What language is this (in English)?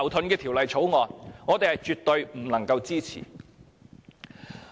Cantonese